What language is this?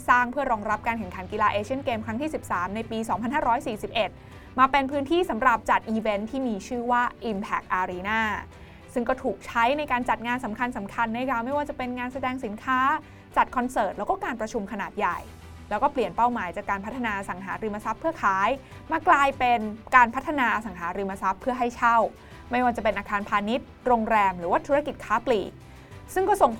Thai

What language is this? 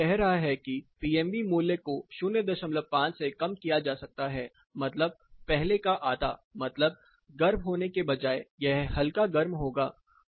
Hindi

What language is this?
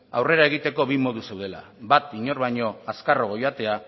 Basque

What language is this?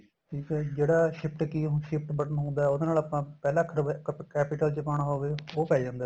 Punjabi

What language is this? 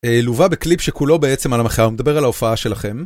Hebrew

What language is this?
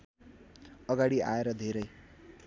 Nepali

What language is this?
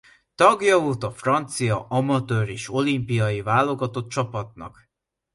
Hungarian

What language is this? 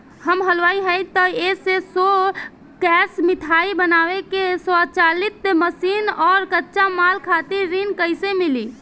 Bhojpuri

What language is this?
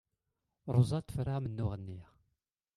Kabyle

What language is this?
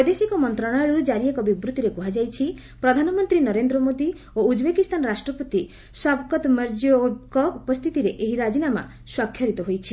Odia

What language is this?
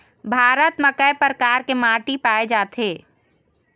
Chhattisgarhi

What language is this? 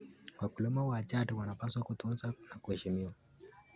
Kalenjin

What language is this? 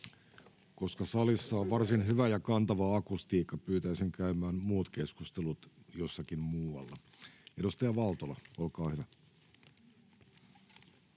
Finnish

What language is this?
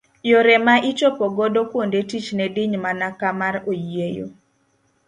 Luo (Kenya and Tanzania)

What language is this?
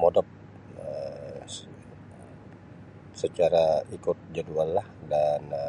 Sabah Bisaya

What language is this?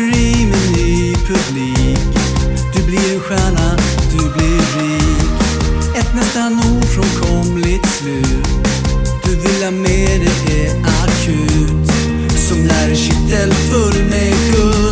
Swedish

